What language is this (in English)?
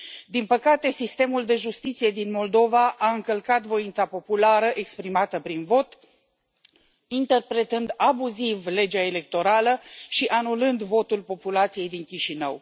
Romanian